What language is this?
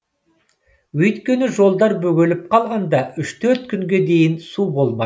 Kazakh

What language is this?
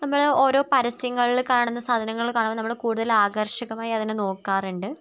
Malayalam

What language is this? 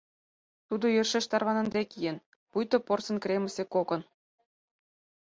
Mari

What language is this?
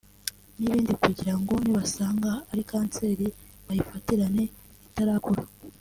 Kinyarwanda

